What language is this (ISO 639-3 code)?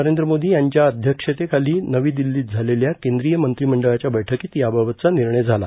mar